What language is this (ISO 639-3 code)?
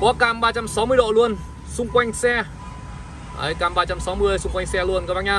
vie